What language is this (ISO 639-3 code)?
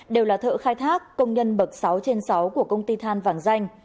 vie